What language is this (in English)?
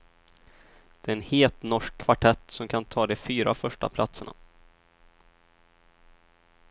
Swedish